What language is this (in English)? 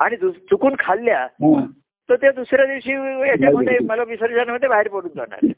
Marathi